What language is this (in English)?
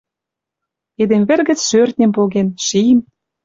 Western Mari